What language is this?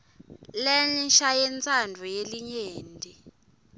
Swati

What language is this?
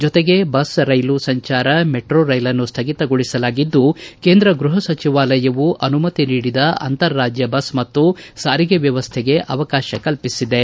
Kannada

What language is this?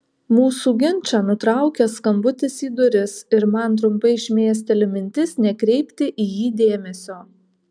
Lithuanian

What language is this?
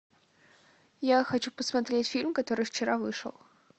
Russian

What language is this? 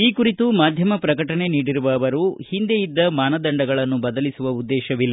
Kannada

